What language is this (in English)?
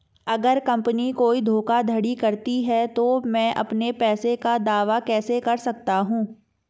Hindi